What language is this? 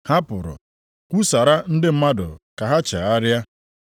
Igbo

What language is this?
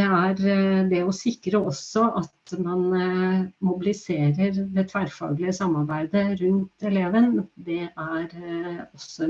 Norwegian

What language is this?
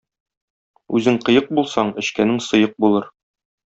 Tatar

